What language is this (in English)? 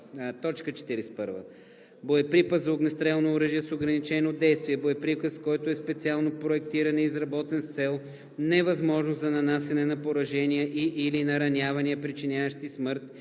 Bulgarian